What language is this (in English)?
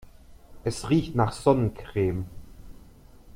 German